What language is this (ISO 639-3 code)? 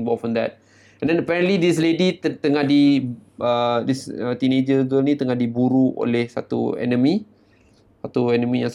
msa